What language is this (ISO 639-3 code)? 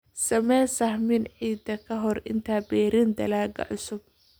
som